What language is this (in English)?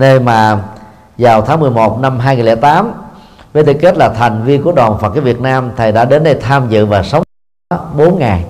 Vietnamese